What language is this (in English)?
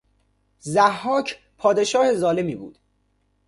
Persian